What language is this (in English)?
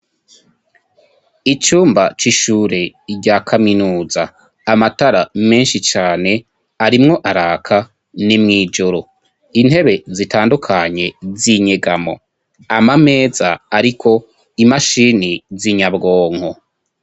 Rundi